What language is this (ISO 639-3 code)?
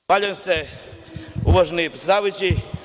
srp